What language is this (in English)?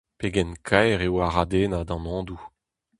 Breton